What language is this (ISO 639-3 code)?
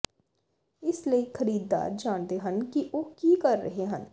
pan